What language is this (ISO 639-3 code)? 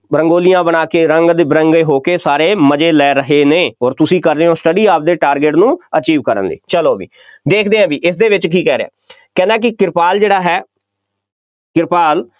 pan